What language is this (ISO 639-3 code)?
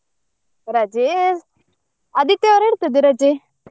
kan